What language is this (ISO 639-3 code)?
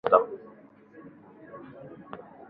swa